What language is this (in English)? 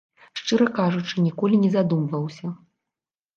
Belarusian